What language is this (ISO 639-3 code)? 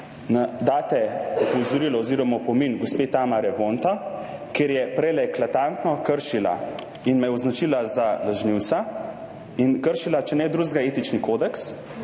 slv